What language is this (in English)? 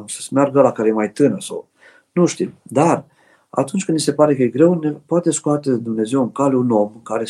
Romanian